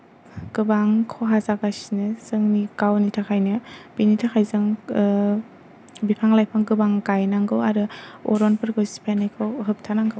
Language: Bodo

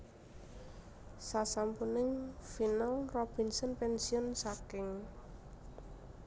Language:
Javanese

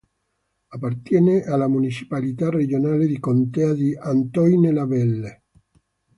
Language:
Italian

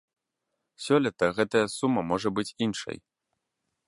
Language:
Belarusian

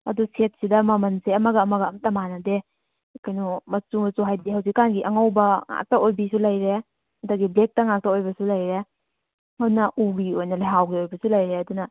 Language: Manipuri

